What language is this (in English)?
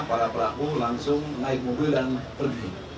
Indonesian